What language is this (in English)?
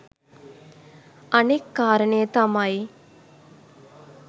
Sinhala